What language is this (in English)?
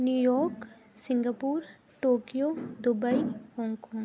Urdu